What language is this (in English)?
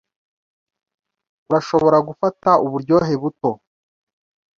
Kinyarwanda